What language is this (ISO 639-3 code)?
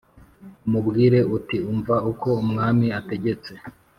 kin